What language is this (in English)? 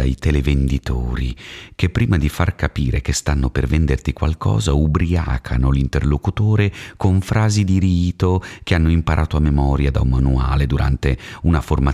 Italian